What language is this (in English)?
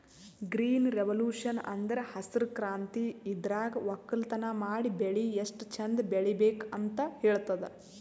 Kannada